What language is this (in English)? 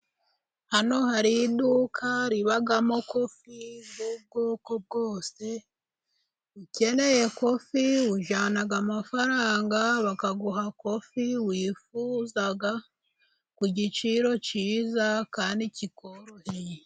Kinyarwanda